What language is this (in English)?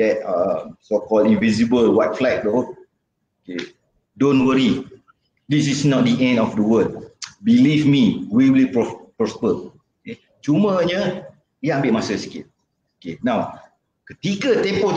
Malay